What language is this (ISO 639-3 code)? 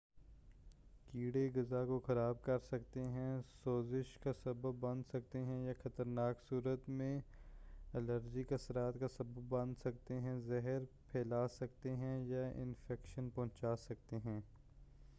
urd